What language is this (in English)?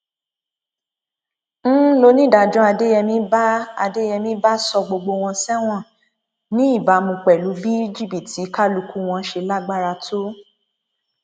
Yoruba